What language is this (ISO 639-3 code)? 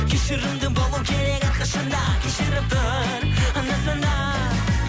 kaz